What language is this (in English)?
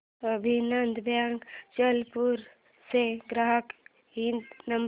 Marathi